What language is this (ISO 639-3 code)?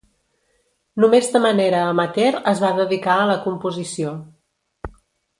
cat